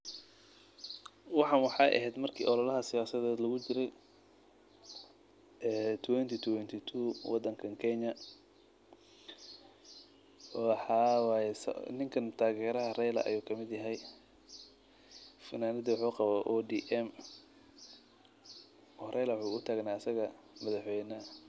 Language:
Somali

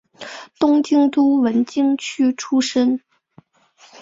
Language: Chinese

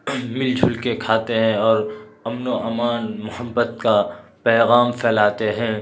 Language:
Urdu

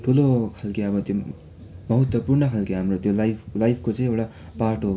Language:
Nepali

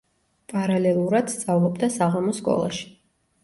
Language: Georgian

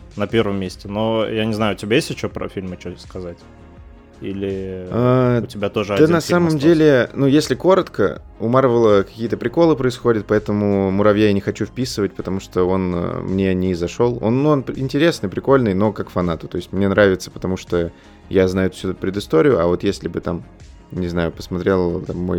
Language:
Russian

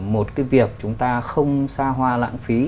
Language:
Vietnamese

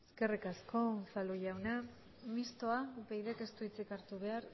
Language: Basque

